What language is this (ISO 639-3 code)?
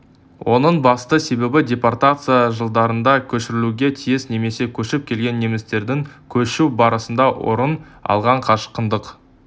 kaz